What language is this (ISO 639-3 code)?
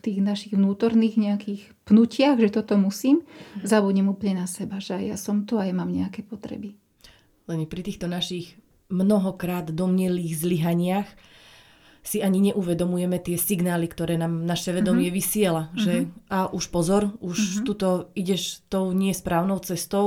slk